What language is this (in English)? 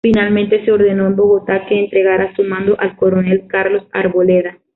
Spanish